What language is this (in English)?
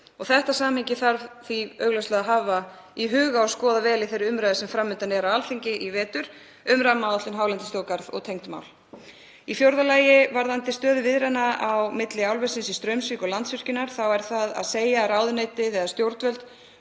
Icelandic